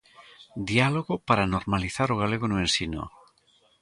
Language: Galician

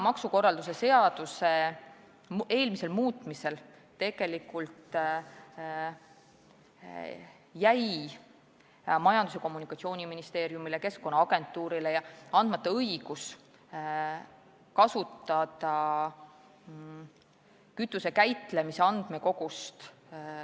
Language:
Estonian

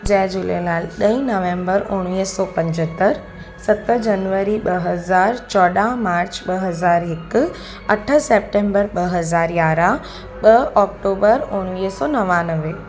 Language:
Sindhi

